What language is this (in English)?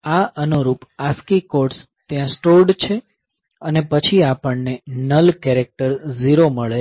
Gujarati